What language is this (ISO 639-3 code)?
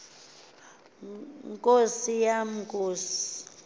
xho